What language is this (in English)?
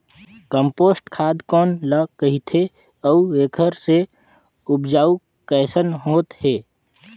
Chhattisgarhi